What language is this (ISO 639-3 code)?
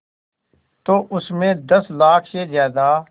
hin